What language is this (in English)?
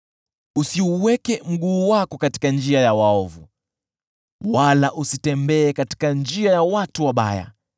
Swahili